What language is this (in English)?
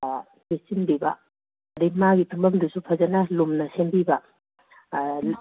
Manipuri